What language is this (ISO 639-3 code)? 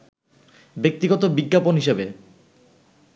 ben